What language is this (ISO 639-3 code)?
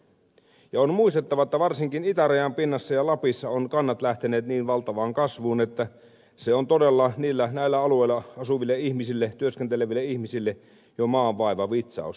fin